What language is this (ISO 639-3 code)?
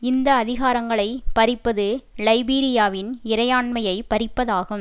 tam